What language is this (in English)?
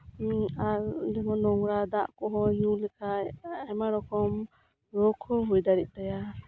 Santali